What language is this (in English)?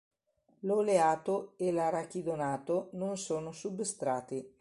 Italian